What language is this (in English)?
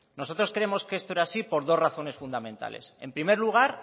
Spanish